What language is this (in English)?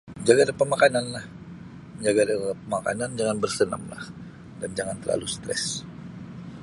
Sabah Bisaya